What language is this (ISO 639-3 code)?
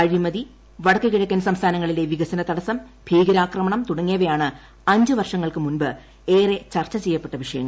mal